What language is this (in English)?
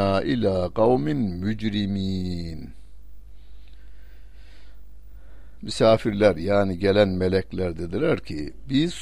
Turkish